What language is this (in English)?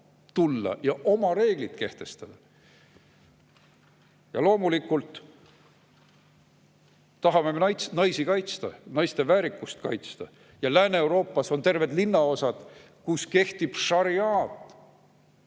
Estonian